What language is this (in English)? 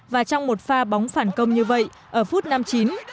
Vietnamese